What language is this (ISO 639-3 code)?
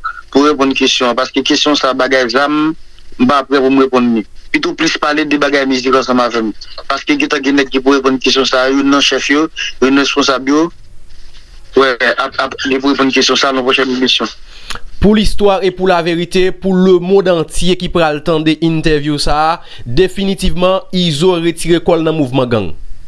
fra